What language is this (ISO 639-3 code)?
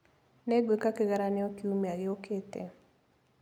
kik